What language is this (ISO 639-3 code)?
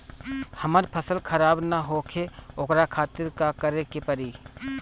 bho